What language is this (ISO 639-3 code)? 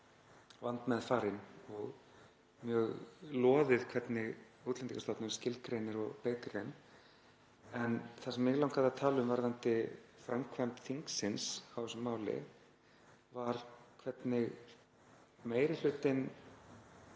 isl